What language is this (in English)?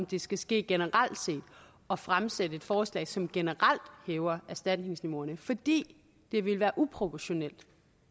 Danish